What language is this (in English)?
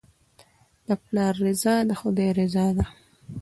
Pashto